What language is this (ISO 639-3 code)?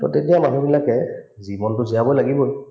asm